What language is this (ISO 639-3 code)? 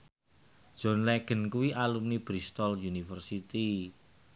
jav